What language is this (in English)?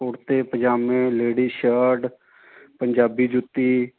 Punjabi